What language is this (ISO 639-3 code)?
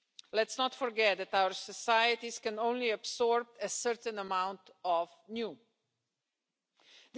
eng